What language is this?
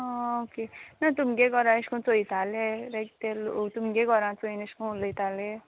Konkani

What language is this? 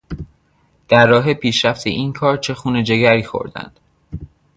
Persian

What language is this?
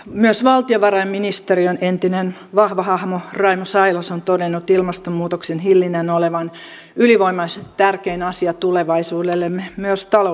Finnish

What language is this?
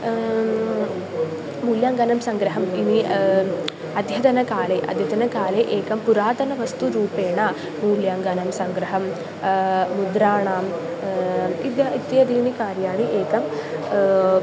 Sanskrit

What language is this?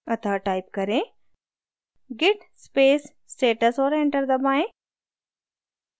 Hindi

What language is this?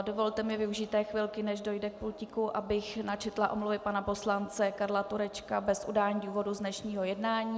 Czech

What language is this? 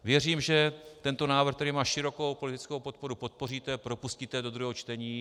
Czech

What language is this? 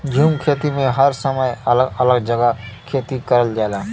Bhojpuri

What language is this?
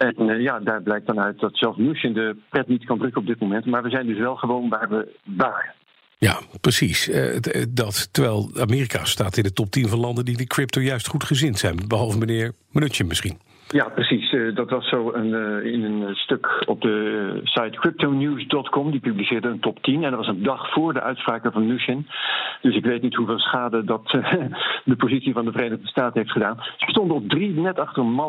Dutch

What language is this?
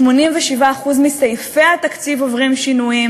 Hebrew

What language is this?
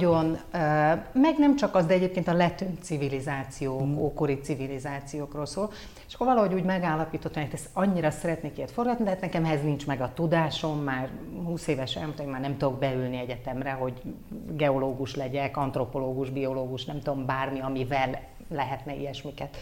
Hungarian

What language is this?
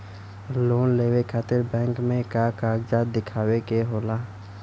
Bhojpuri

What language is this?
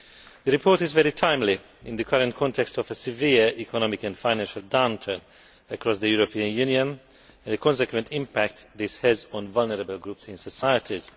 English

